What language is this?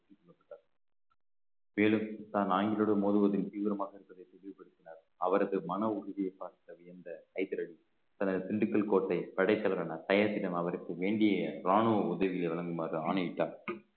Tamil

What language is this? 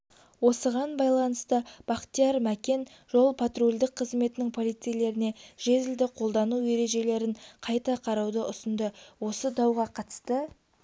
Kazakh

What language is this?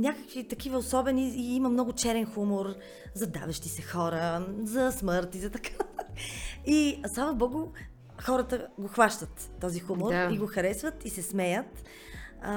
Bulgarian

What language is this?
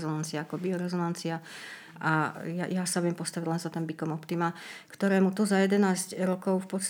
Slovak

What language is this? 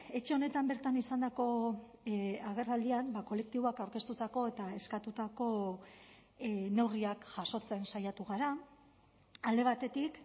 Basque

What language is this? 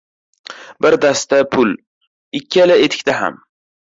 Uzbek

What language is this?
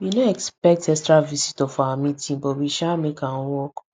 Nigerian Pidgin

